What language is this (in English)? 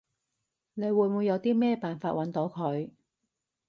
Cantonese